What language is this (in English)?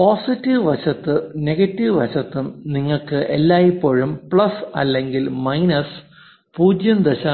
Malayalam